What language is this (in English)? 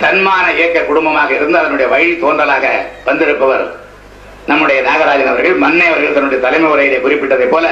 Tamil